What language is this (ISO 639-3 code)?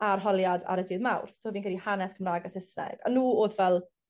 cym